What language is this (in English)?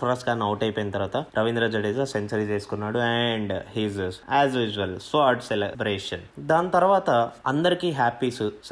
Telugu